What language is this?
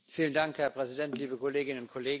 German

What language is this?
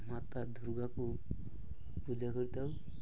Odia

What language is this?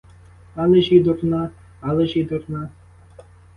Ukrainian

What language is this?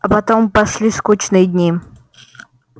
Russian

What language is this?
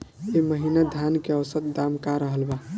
Bhojpuri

